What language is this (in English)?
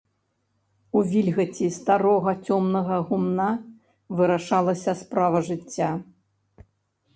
Belarusian